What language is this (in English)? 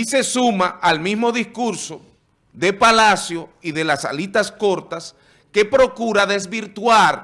Spanish